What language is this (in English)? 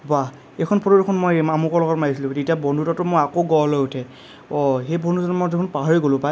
Assamese